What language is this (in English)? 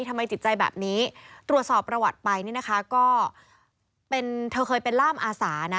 Thai